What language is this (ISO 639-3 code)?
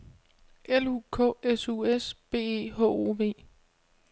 dan